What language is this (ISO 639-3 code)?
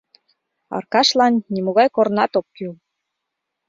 chm